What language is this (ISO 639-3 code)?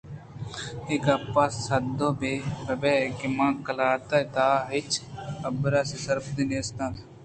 bgp